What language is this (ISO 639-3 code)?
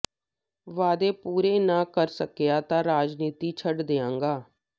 pan